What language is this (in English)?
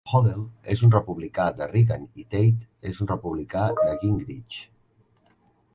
Catalan